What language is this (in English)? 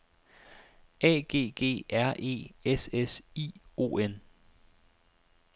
Danish